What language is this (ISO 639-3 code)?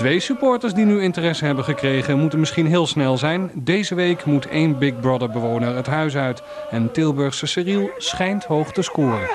nld